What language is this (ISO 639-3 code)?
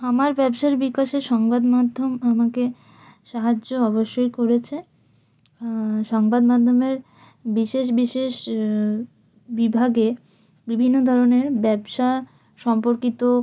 ben